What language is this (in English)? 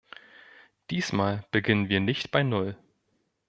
German